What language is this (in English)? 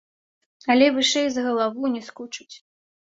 Belarusian